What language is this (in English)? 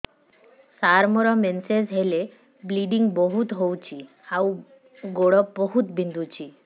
Odia